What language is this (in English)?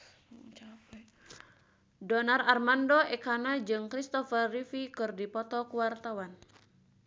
Sundanese